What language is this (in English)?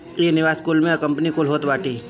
Bhojpuri